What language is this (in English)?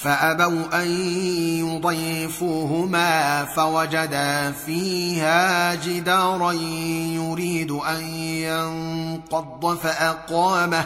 Arabic